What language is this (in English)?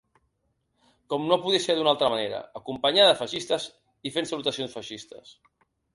Catalan